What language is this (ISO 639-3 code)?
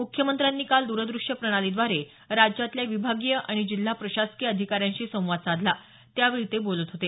mar